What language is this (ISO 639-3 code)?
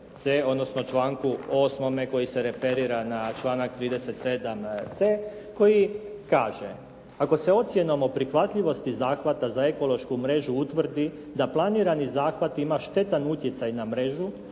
hrv